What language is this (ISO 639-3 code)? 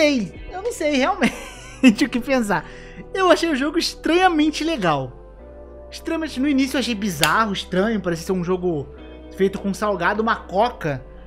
por